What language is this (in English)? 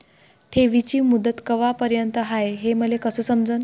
Marathi